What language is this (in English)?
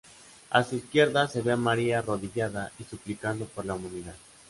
Spanish